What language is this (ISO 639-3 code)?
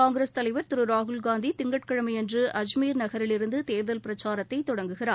tam